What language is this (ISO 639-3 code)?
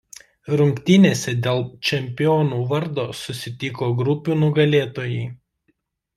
lit